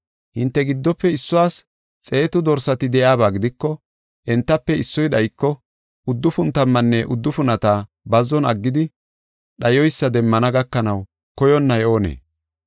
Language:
Gofa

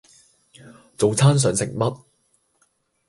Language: Cantonese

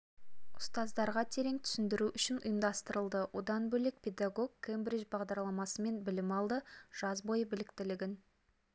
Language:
Kazakh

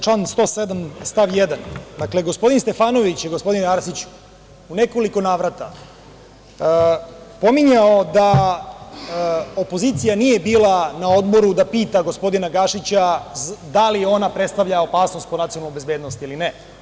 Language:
Serbian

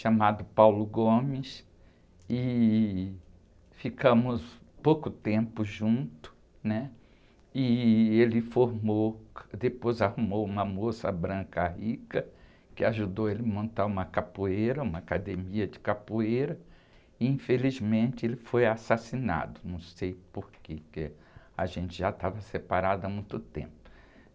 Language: Portuguese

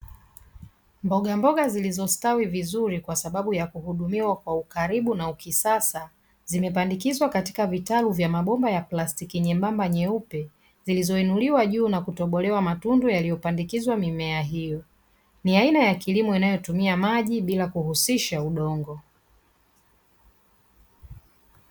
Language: Swahili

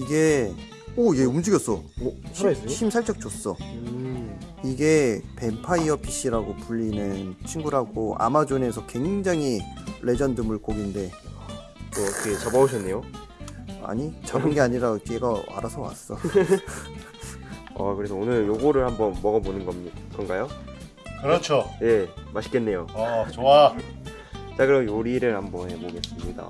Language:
Korean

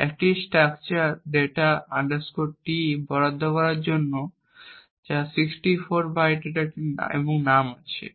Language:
Bangla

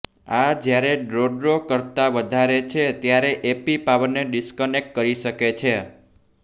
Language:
Gujarati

